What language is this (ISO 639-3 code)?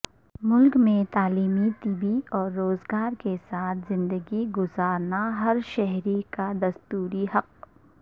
urd